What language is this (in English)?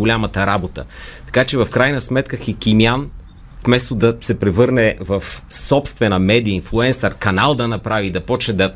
Bulgarian